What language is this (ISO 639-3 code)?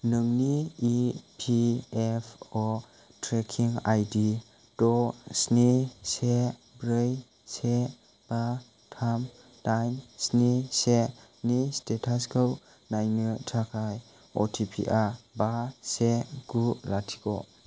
brx